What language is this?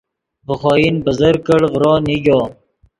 Yidgha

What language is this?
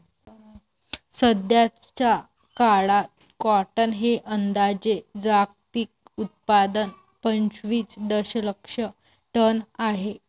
Marathi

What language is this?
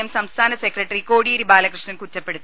Malayalam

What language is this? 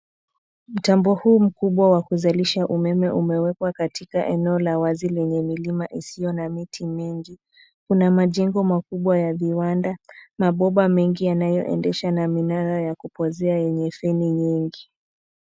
Swahili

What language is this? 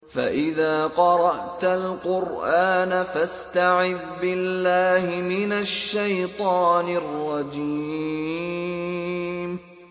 Arabic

